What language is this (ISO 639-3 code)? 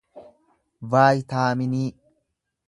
orm